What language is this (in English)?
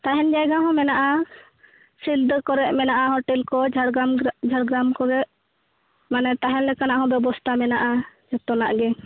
Santali